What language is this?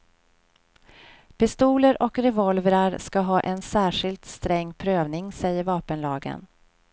Swedish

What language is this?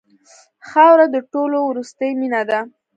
Pashto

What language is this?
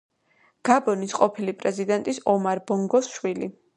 Georgian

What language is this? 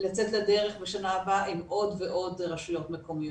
Hebrew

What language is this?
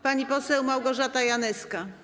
Polish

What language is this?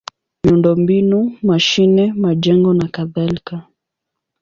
Swahili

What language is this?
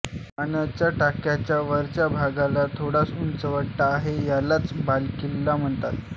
Marathi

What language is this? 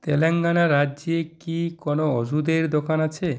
Bangla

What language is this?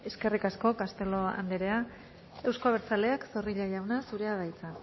Basque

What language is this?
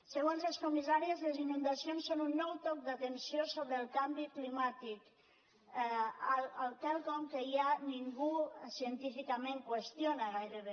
Catalan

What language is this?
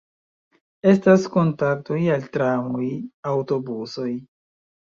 Esperanto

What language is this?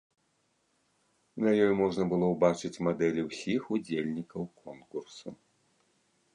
Belarusian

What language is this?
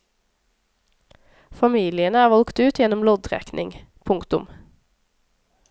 Norwegian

